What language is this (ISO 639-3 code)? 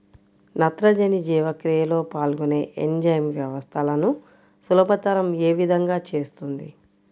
tel